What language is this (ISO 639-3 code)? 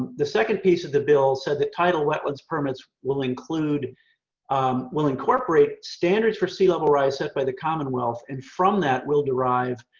eng